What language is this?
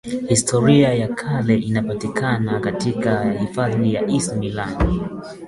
Swahili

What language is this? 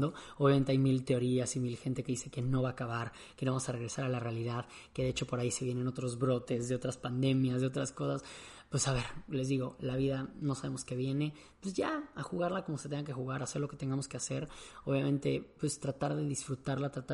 Spanish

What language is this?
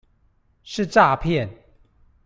Chinese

